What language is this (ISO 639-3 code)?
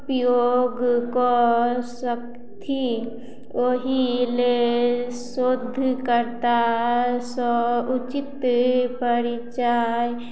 mai